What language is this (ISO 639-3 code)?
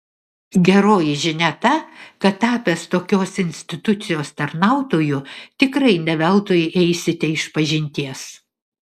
lit